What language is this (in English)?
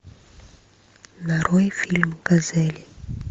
Russian